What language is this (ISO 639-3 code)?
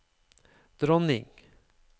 nor